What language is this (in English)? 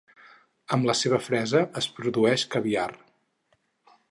Catalan